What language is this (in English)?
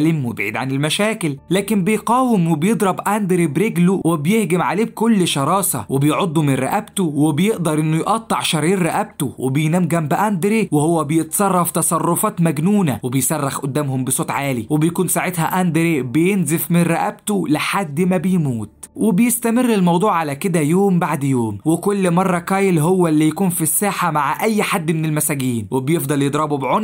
Arabic